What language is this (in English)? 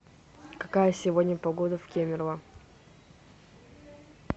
Russian